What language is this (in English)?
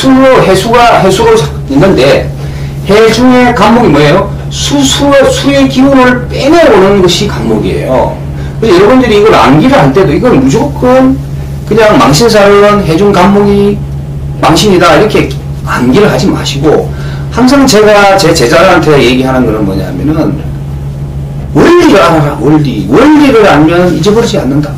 Korean